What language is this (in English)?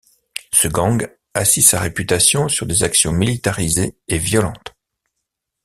French